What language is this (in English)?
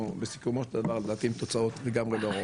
Hebrew